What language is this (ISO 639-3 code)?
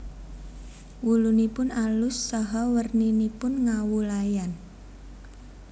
jav